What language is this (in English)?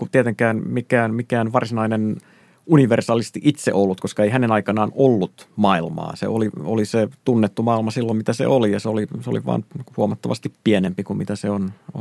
Finnish